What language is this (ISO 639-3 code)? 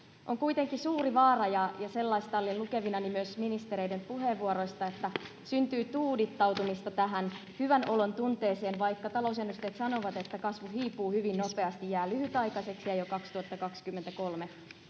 fin